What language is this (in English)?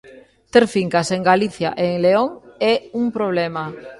Galician